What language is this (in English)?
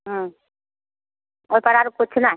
Maithili